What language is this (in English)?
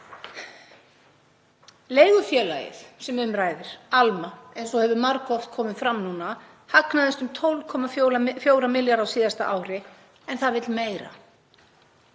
Icelandic